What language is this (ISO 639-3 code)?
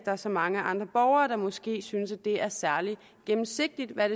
dan